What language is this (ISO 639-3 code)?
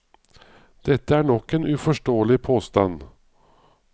nor